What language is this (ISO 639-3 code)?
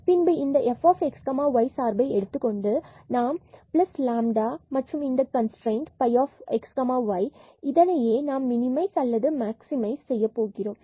tam